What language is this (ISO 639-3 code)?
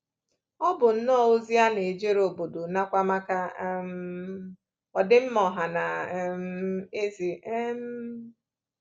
ibo